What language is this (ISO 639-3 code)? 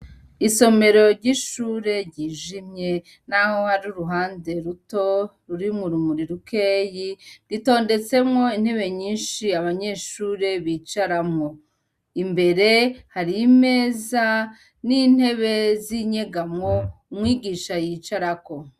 run